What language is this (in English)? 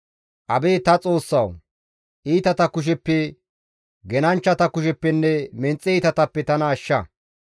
Gamo